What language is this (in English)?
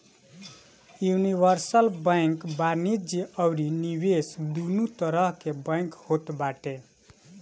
Bhojpuri